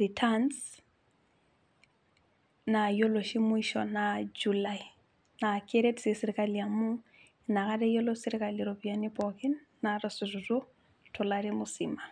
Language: Masai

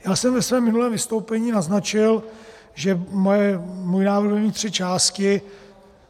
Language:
Czech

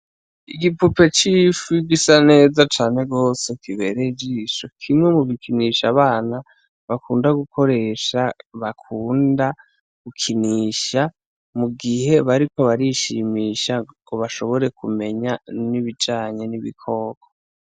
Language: Rundi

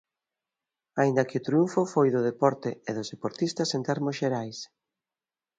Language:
Galician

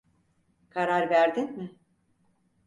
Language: Turkish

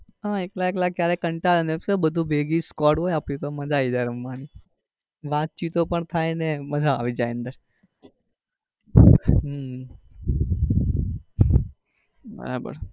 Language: Gujarati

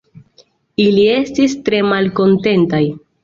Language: Esperanto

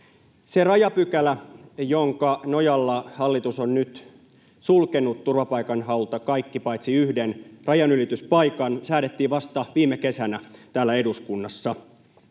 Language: Finnish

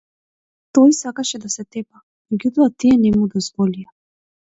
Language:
Macedonian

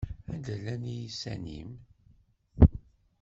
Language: Kabyle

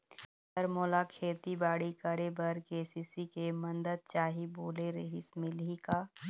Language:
Chhattisgarhi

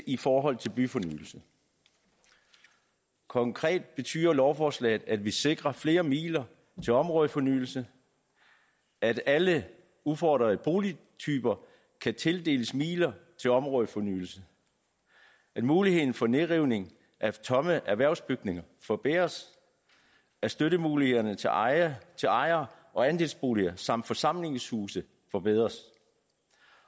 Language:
Danish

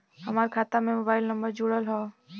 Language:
Bhojpuri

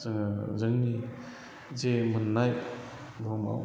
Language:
Bodo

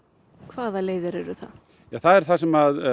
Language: Icelandic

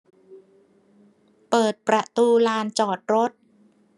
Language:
Thai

